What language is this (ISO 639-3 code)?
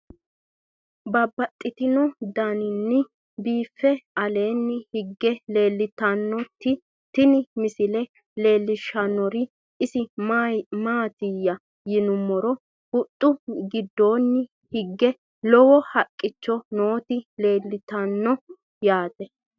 sid